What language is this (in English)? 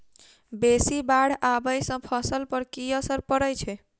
Maithili